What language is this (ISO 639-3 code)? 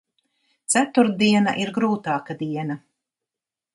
lav